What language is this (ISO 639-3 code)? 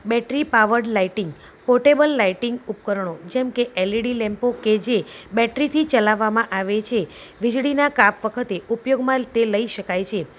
guj